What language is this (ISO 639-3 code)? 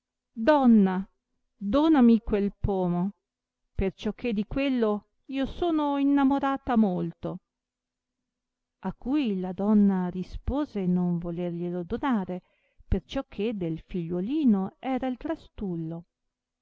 ita